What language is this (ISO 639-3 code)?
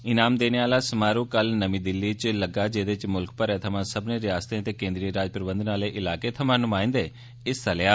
doi